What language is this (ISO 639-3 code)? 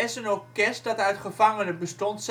nld